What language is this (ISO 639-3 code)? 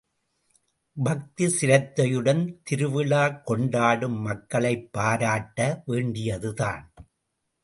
tam